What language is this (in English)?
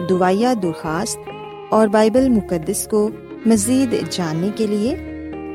Urdu